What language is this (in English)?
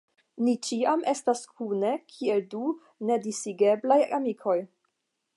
Esperanto